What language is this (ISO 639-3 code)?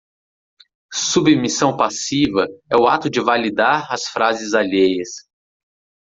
por